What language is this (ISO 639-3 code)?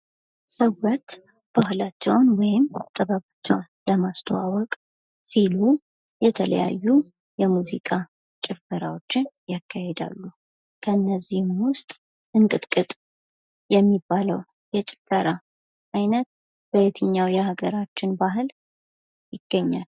amh